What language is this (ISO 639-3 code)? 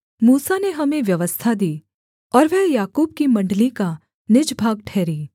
hin